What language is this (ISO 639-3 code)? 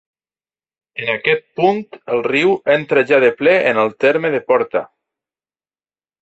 cat